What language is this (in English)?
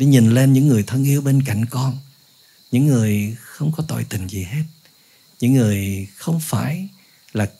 Vietnamese